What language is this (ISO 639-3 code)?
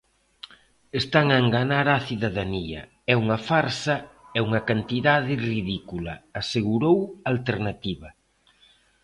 glg